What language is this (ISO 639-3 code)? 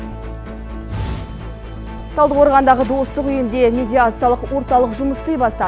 kaz